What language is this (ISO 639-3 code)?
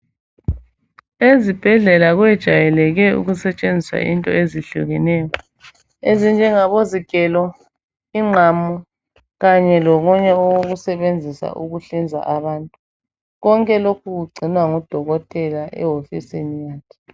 nde